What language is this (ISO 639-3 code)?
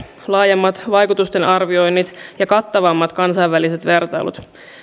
fin